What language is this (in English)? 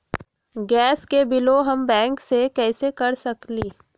Magahi